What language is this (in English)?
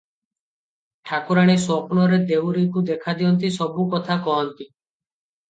Odia